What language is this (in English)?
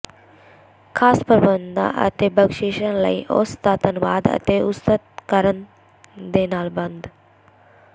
Punjabi